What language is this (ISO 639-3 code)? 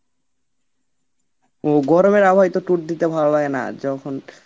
ben